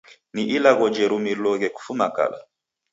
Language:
Taita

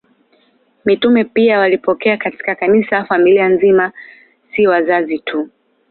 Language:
Swahili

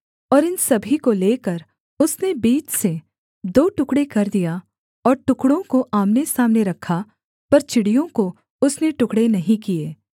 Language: Hindi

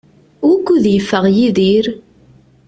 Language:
Kabyle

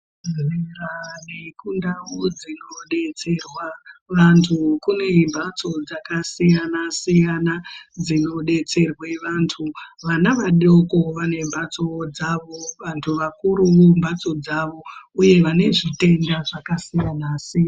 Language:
Ndau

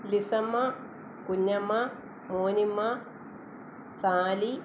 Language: Malayalam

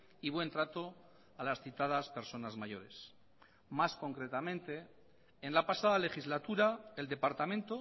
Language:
Spanish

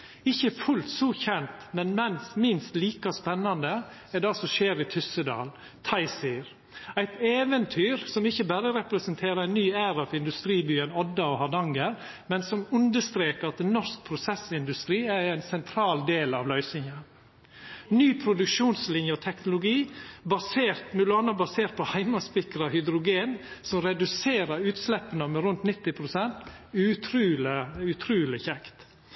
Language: Norwegian Nynorsk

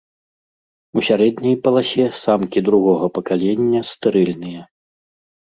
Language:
Belarusian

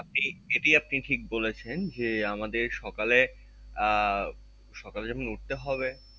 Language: Bangla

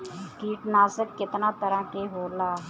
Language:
Bhojpuri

